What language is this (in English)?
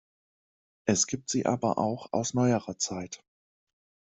German